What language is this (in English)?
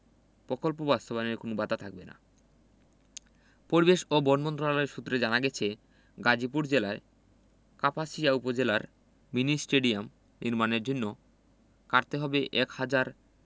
Bangla